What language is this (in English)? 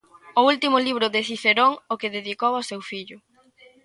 Galician